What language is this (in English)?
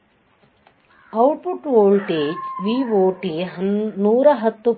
Kannada